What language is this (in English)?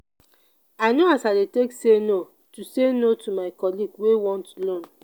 Nigerian Pidgin